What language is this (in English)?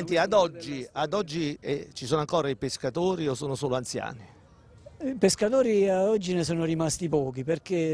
Italian